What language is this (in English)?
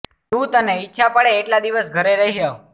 Gujarati